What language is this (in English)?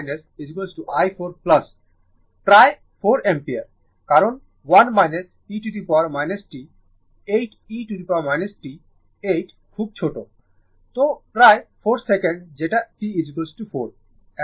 Bangla